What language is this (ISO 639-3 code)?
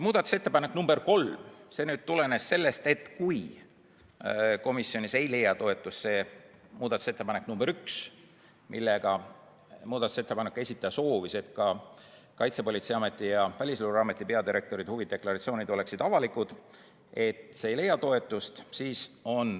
est